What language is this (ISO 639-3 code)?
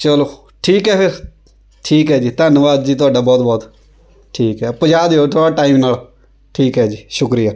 pan